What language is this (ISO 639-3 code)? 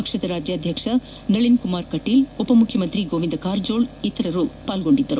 kan